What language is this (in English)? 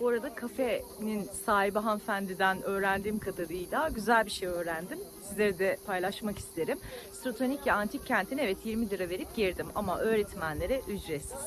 Turkish